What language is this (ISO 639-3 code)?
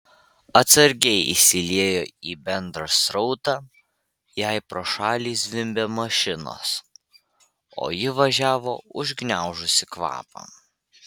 lit